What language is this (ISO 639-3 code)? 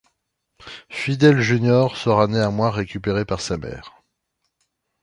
fra